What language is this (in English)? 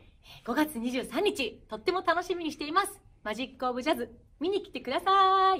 Japanese